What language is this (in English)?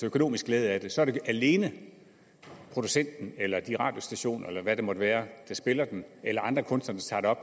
Danish